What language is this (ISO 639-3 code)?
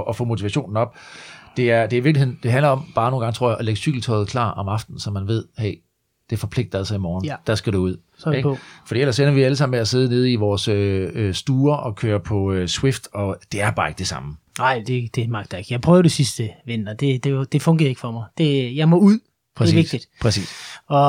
dan